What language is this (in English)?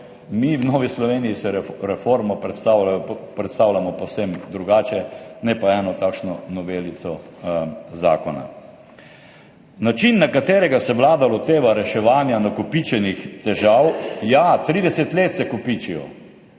Slovenian